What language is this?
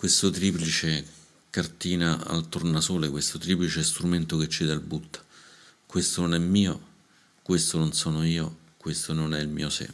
Italian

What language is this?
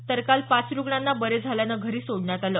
Marathi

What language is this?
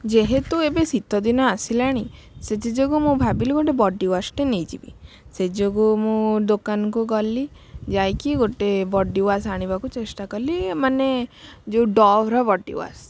Odia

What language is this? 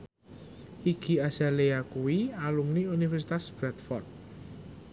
Javanese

